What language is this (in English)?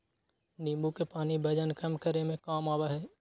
Magahi